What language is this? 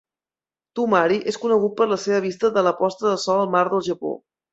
Catalan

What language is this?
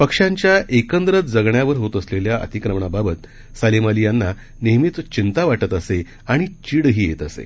Marathi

